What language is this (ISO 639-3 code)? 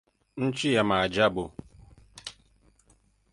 swa